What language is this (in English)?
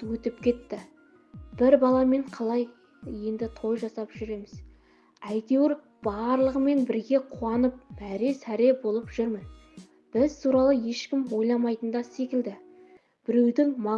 Turkish